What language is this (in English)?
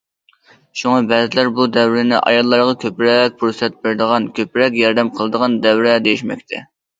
Uyghur